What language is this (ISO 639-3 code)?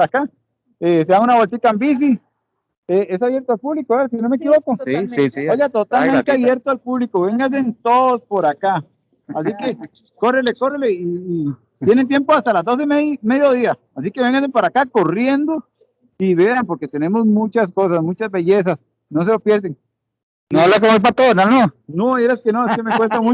spa